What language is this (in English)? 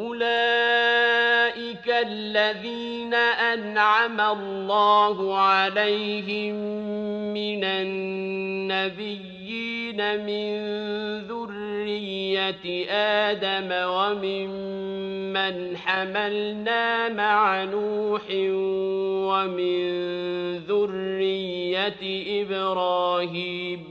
Arabic